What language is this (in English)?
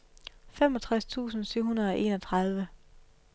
Danish